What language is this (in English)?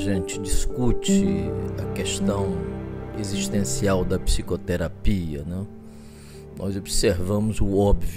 Portuguese